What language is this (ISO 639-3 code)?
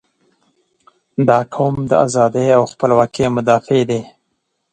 pus